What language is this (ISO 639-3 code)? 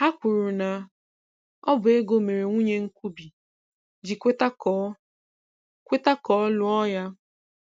ibo